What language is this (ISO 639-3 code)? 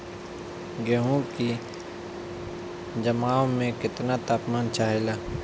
bho